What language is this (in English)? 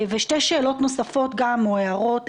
Hebrew